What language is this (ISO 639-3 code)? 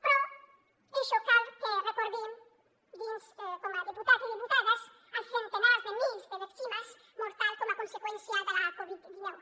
cat